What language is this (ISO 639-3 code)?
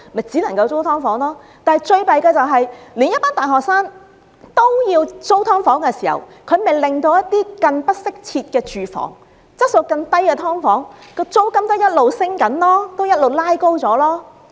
yue